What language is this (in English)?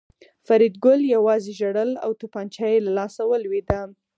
Pashto